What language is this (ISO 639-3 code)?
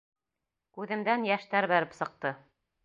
bak